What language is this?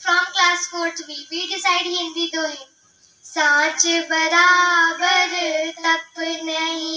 Hindi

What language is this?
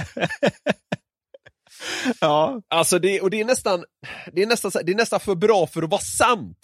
Swedish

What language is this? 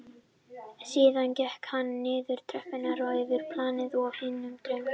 Icelandic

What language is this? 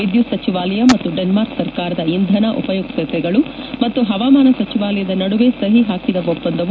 Kannada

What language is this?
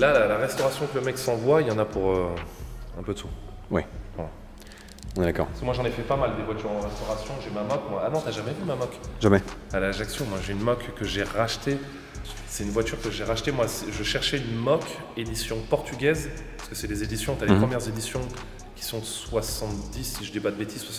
French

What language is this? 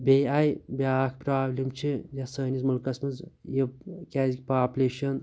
Kashmiri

